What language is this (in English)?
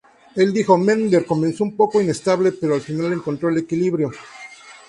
Spanish